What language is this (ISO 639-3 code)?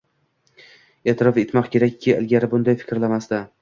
uzb